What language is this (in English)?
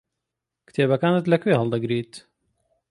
Central Kurdish